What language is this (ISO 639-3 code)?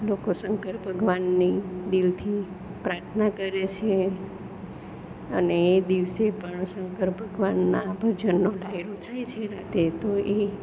guj